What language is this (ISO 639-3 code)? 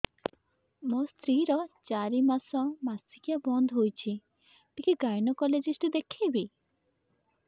ori